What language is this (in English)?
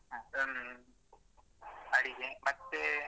Kannada